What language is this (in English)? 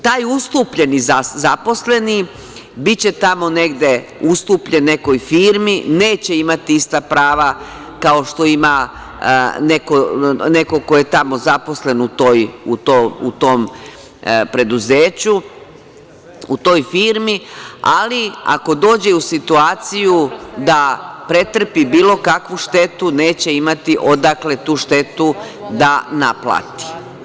Serbian